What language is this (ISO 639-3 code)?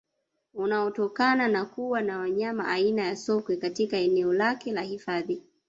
swa